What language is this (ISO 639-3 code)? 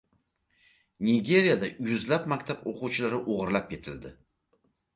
uzb